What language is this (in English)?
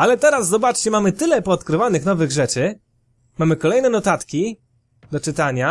Polish